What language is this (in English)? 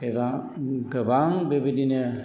Bodo